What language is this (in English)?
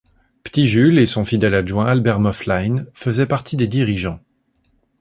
French